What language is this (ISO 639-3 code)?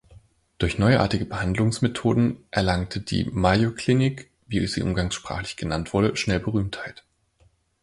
deu